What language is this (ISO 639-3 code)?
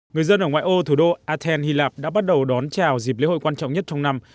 vie